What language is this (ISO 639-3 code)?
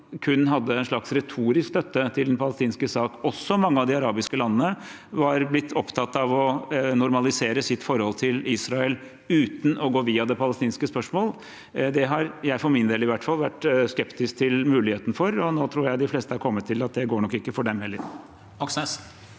nor